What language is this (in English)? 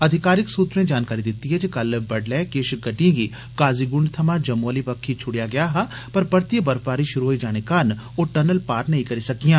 Dogri